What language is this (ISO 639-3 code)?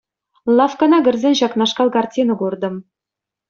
chv